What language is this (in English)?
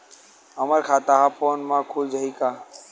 Chhattisgarhi